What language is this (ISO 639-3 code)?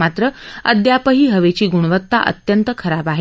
mar